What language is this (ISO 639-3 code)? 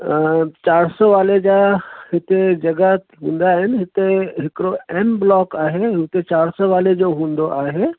snd